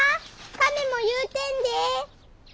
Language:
Japanese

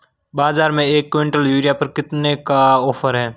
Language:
Hindi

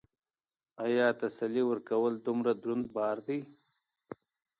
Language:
Pashto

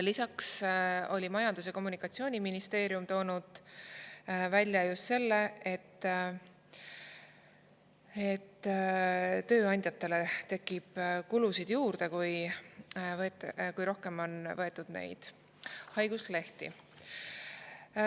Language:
Estonian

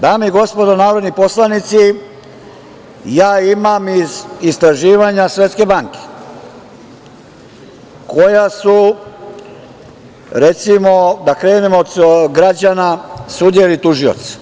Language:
Serbian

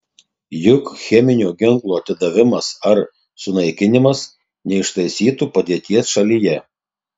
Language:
Lithuanian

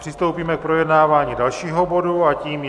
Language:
Czech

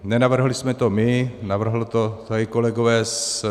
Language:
Czech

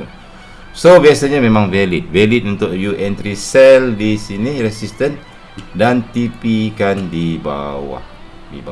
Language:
Malay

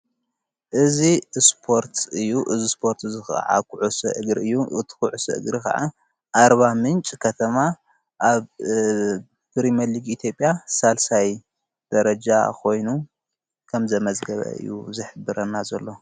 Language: Tigrinya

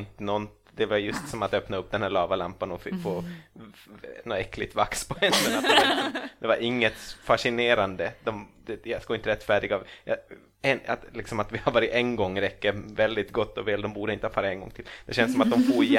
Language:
Swedish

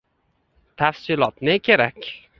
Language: Uzbek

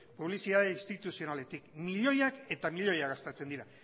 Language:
Basque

